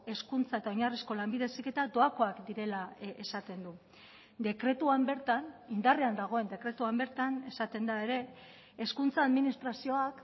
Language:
Basque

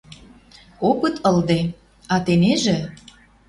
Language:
Western Mari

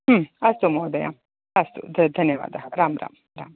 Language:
Sanskrit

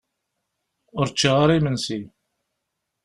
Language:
Kabyle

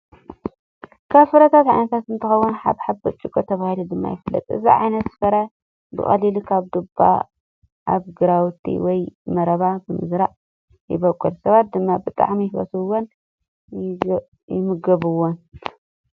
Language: Tigrinya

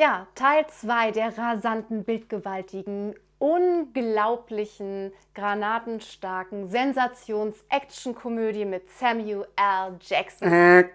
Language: German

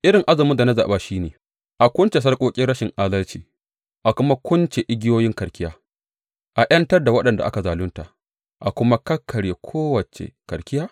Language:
Hausa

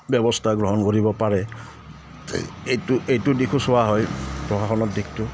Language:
Assamese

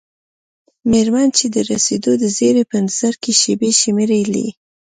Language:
Pashto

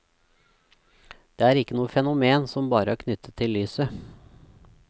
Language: Norwegian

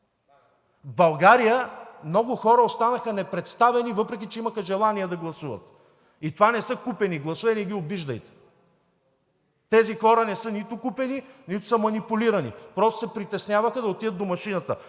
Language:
Bulgarian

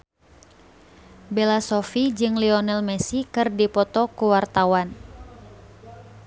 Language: Sundanese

